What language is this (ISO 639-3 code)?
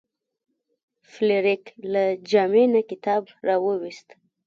pus